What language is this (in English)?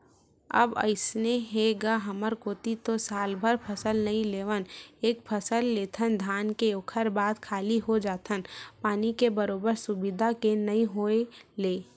Chhattisgarhi